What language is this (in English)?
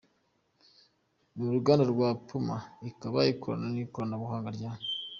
Kinyarwanda